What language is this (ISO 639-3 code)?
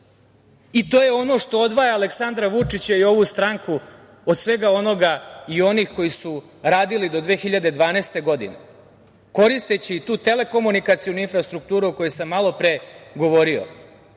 srp